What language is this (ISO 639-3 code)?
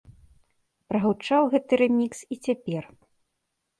bel